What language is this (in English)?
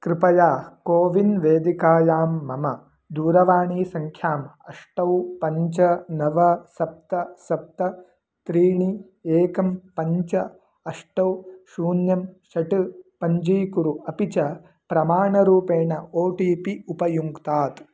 Sanskrit